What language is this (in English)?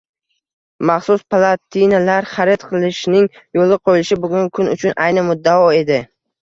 Uzbek